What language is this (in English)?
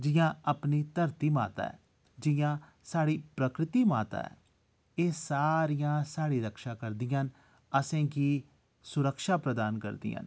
Dogri